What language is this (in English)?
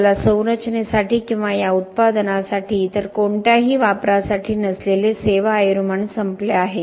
Marathi